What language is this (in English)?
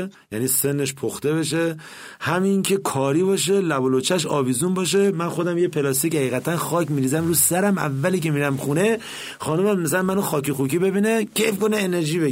Persian